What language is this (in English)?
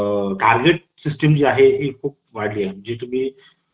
Marathi